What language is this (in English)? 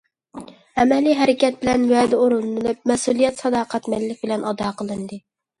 Uyghur